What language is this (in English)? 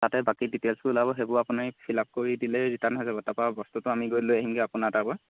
Assamese